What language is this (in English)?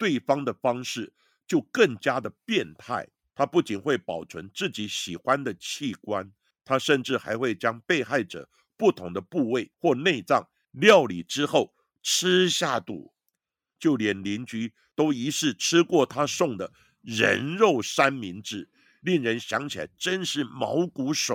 Chinese